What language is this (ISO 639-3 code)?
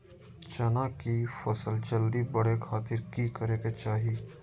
mag